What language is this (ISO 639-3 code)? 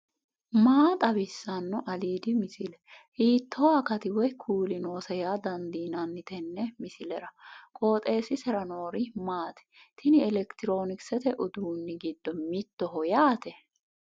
sid